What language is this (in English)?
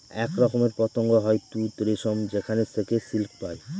Bangla